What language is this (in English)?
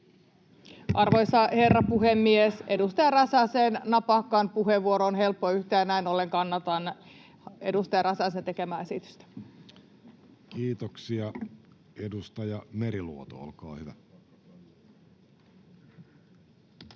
Finnish